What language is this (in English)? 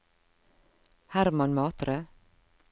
Norwegian